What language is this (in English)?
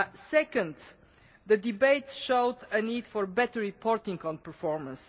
English